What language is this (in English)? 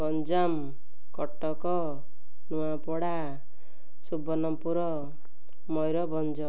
Odia